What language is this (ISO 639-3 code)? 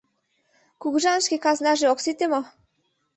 chm